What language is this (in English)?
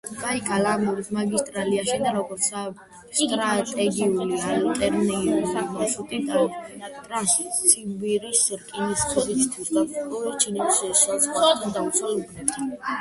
Georgian